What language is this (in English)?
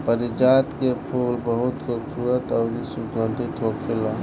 Bhojpuri